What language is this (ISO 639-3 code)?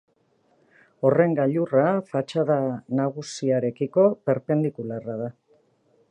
eus